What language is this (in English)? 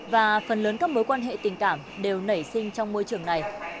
Vietnamese